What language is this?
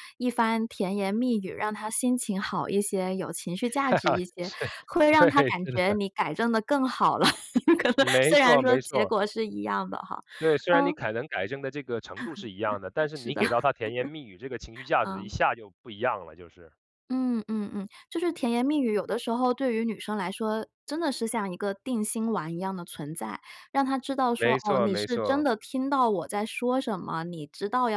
Chinese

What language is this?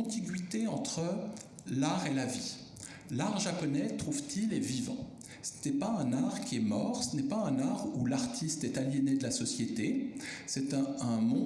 French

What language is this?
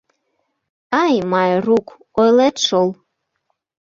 Mari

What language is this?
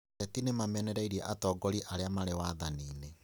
Kikuyu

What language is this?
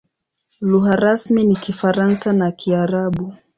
Swahili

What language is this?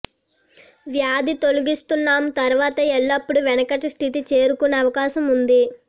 Telugu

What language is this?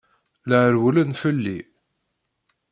Kabyle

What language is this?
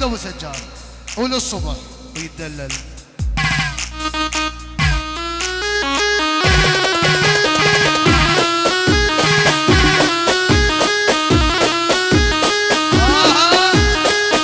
Arabic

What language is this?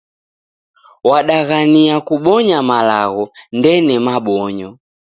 Taita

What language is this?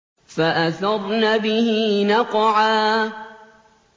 Arabic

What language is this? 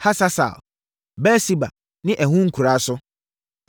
Akan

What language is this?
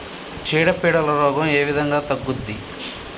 Telugu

